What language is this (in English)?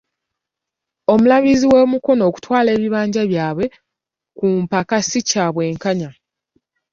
Ganda